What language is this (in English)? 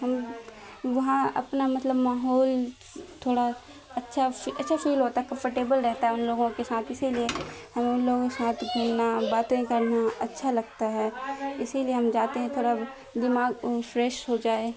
Urdu